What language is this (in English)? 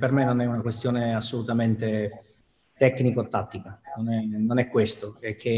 Italian